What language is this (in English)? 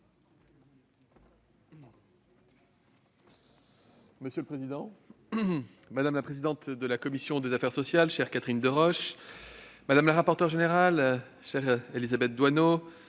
French